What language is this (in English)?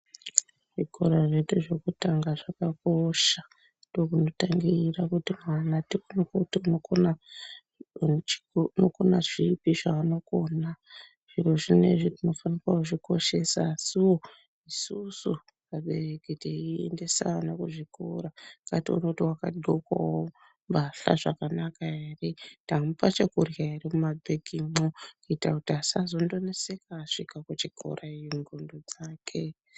Ndau